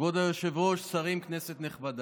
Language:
Hebrew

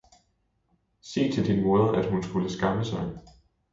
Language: Danish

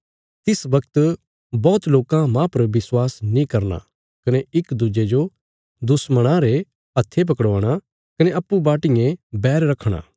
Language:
Bilaspuri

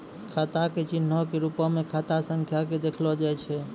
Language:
Maithili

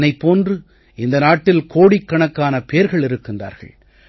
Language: Tamil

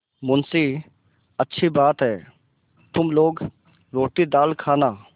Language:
Hindi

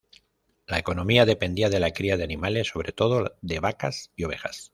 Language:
Spanish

